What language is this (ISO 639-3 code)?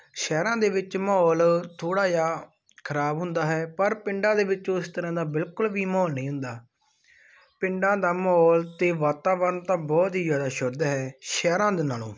pan